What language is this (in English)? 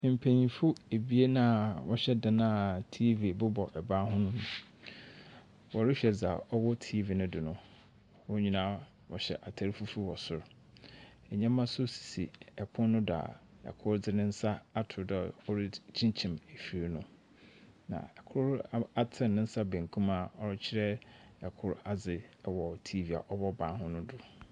Akan